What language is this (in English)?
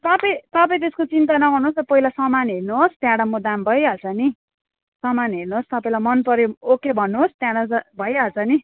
Nepali